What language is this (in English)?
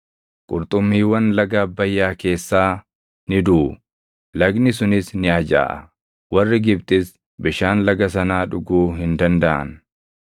Oromo